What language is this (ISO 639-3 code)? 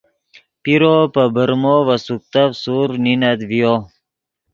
ydg